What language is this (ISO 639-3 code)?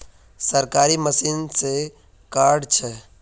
mag